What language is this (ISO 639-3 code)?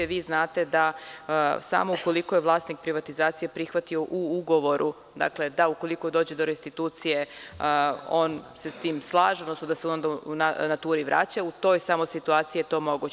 srp